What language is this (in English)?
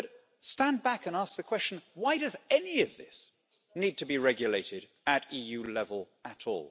English